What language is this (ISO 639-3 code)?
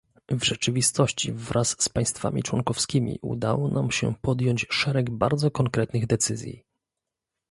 pol